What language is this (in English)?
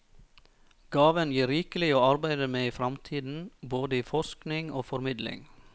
Norwegian